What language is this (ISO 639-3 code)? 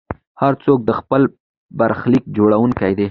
pus